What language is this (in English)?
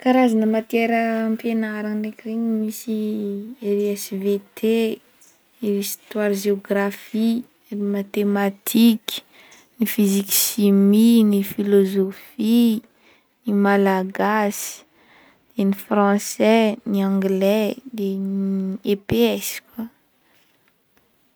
Northern Betsimisaraka Malagasy